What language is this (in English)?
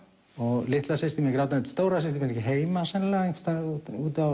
Icelandic